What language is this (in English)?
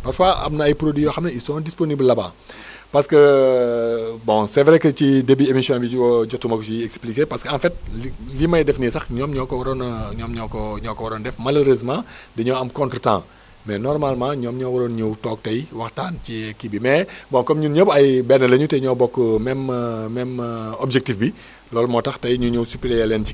Wolof